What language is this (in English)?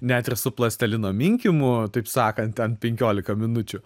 Lithuanian